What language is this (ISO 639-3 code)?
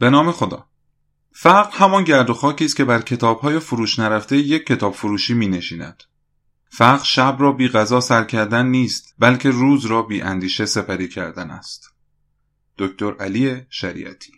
fas